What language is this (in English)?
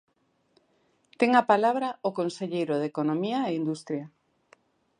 Galician